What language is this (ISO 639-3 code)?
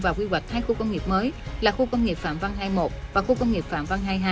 vie